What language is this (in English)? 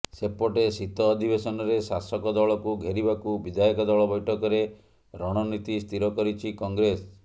Odia